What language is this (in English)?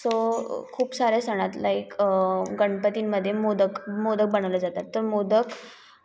Marathi